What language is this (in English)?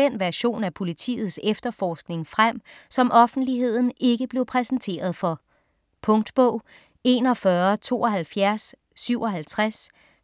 Danish